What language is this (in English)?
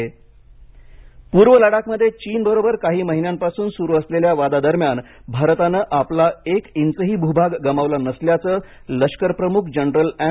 Marathi